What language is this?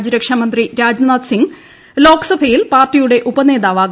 Malayalam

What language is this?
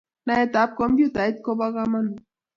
Kalenjin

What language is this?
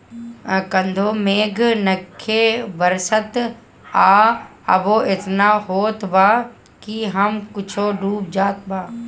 Bhojpuri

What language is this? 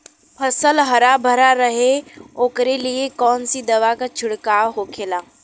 Bhojpuri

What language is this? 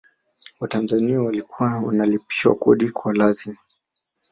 Swahili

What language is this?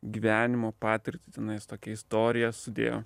Lithuanian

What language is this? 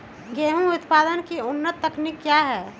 Magahi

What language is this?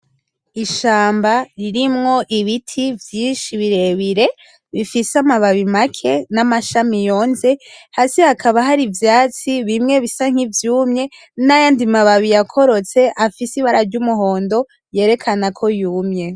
Rundi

